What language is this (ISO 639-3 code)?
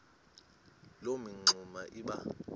xho